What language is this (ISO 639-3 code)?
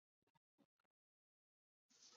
zho